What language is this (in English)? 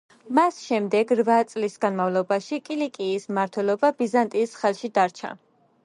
Georgian